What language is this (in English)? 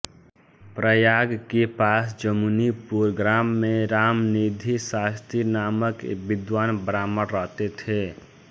Hindi